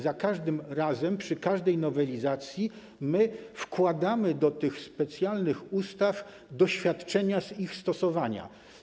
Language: Polish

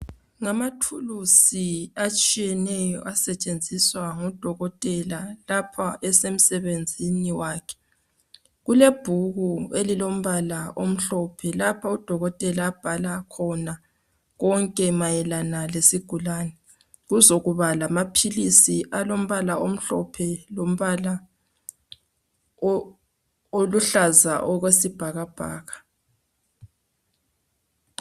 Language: North Ndebele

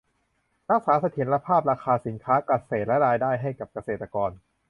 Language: Thai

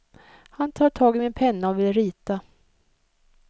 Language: Swedish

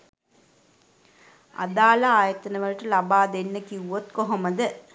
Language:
Sinhala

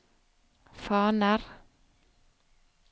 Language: Norwegian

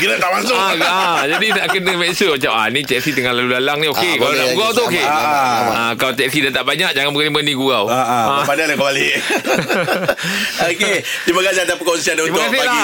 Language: Malay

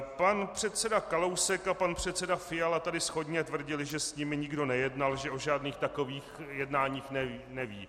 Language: Czech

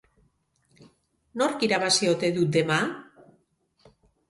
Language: Basque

